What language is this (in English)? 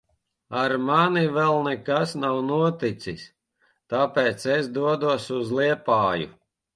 Latvian